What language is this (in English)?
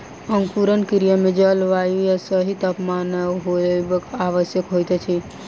Maithili